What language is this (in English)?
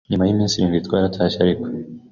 Kinyarwanda